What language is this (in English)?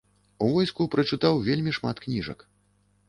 Belarusian